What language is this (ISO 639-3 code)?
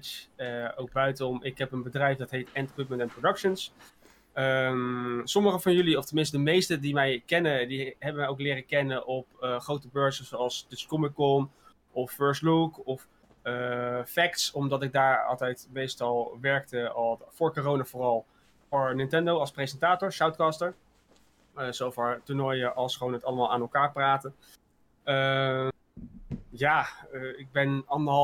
nld